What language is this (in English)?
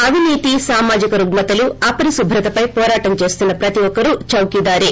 Telugu